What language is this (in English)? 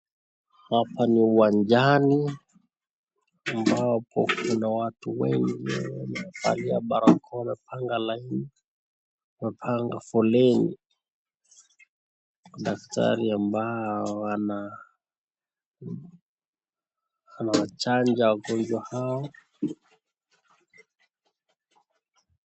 Swahili